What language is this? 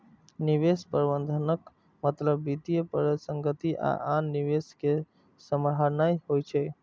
Maithili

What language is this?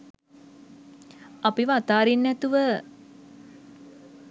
Sinhala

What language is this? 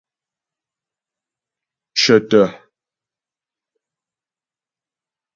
Ghomala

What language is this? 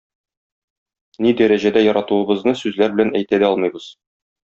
Tatar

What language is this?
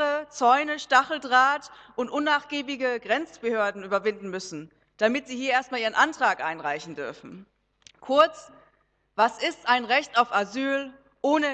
German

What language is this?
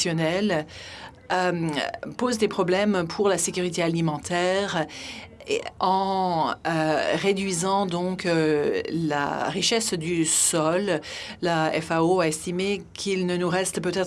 French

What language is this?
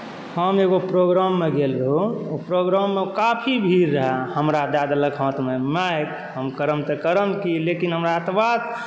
Maithili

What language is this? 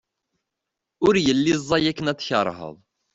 Kabyle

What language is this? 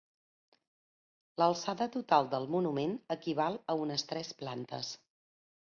Catalan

